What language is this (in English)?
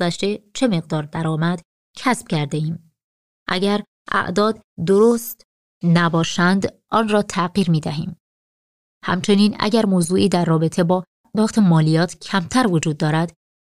Persian